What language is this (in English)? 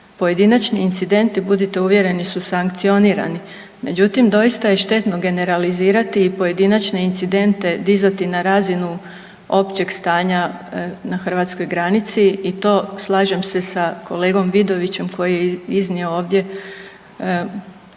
Croatian